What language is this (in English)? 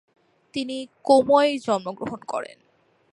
Bangla